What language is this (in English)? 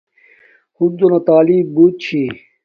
Domaaki